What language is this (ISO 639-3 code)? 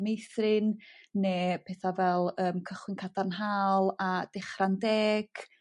cym